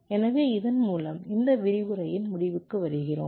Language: Tamil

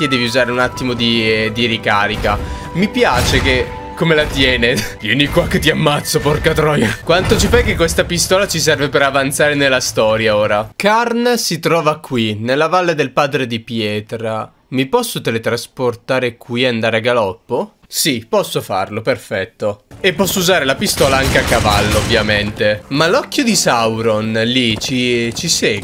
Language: Italian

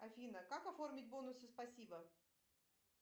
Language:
Russian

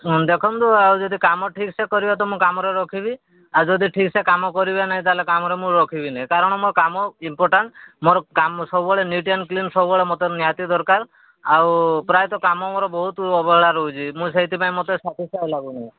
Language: Odia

